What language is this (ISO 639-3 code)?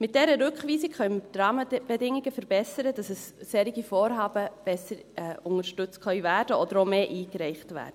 gsw